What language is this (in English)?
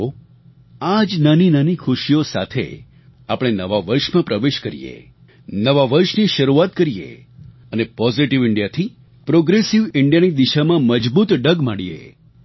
Gujarati